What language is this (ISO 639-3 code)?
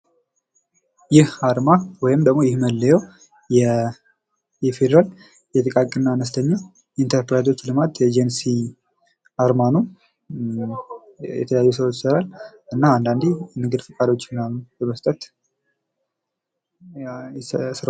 amh